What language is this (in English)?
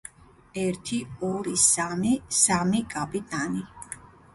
Georgian